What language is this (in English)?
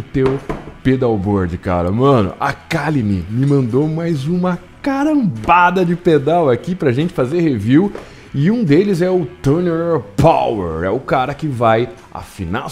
Portuguese